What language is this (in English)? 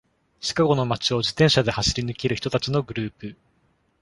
Japanese